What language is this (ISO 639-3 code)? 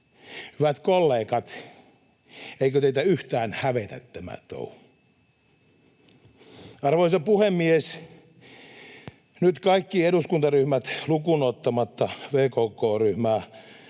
fin